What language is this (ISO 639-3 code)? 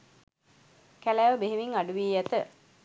sin